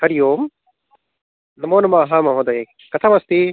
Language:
Sanskrit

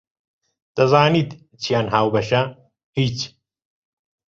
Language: Central Kurdish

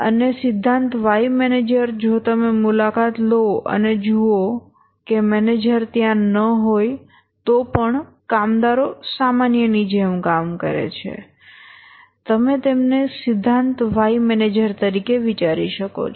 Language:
Gujarati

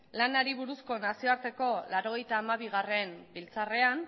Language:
Basque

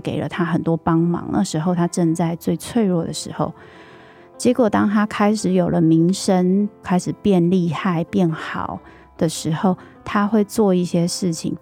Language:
Chinese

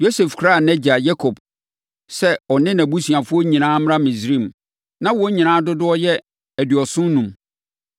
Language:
Akan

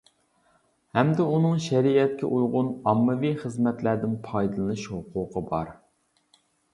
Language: Uyghur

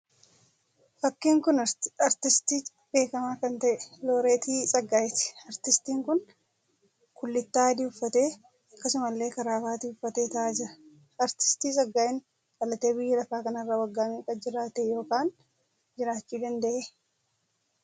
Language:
Oromo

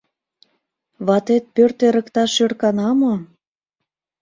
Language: Mari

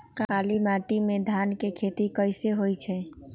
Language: Magahi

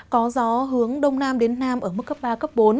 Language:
Vietnamese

